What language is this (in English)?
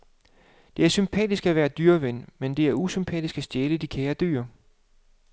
Danish